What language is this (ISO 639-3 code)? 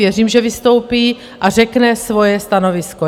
ces